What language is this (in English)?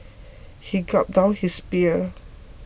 English